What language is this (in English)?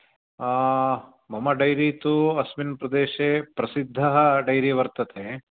Sanskrit